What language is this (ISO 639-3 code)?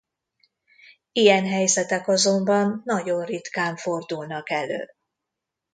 hun